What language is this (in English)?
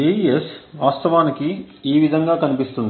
Telugu